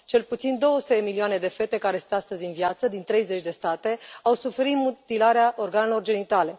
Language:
Romanian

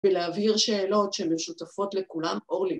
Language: Hebrew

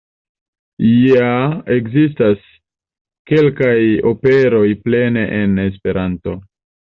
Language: Esperanto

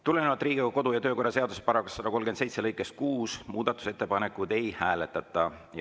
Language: Estonian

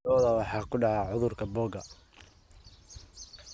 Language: Somali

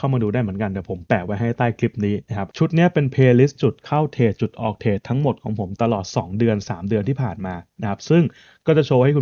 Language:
Thai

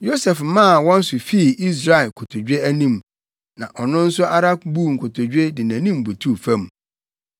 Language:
Akan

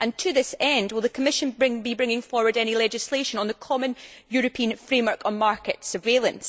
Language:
English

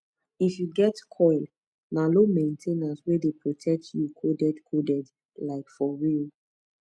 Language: Nigerian Pidgin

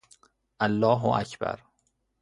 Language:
Persian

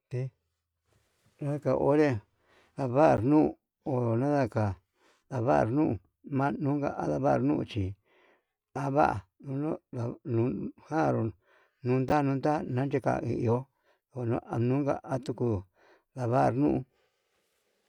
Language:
Yutanduchi Mixtec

